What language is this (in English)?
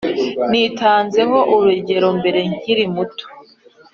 Kinyarwanda